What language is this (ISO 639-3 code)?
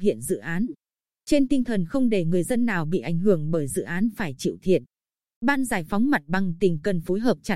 vie